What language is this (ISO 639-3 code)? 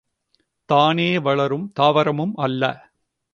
tam